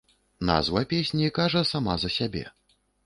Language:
Belarusian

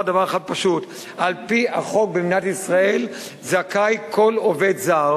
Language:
Hebrew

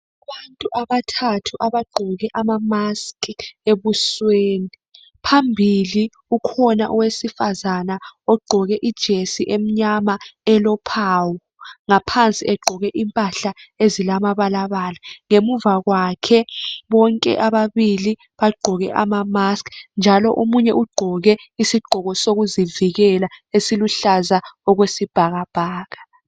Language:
North Ndebele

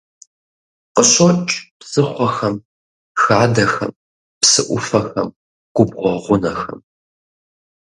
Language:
Kabardian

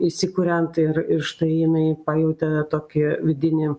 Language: Lithuanian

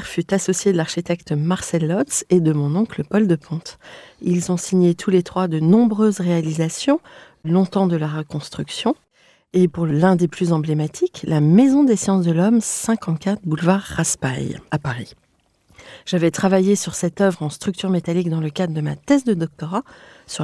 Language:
French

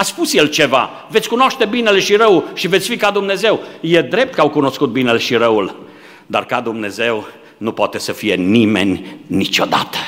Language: Romanian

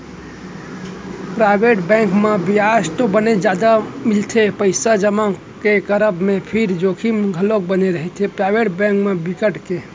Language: Chhattisgarhi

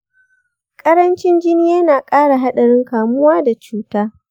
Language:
Hausa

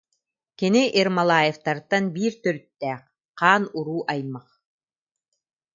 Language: Yakut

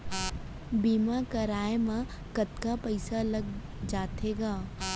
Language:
Chhattisgarhi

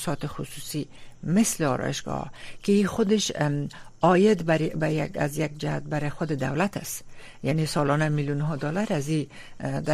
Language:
Persian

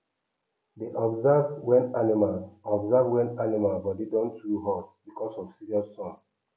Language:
Nigerian Pidgin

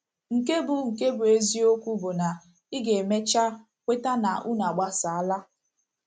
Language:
Igbo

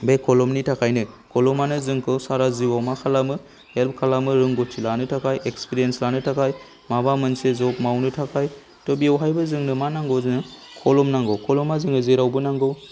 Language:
Bodo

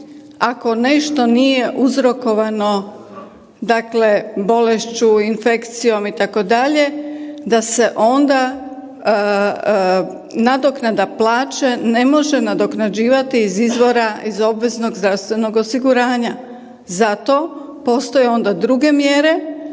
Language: Croatian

